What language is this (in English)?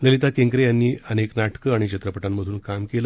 Marathi